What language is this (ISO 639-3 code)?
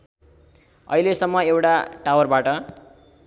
nep